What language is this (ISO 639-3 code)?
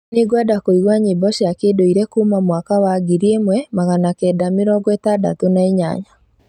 kik